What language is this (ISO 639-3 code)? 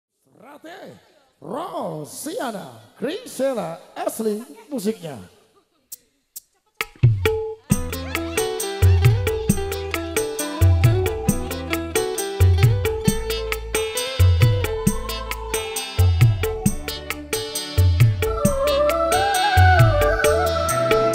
ind